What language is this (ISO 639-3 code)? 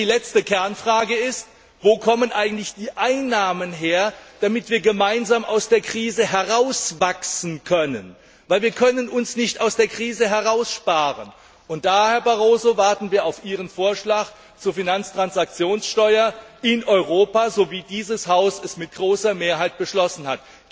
deu